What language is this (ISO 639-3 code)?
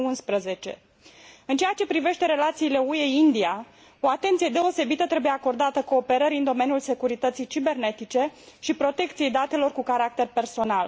ron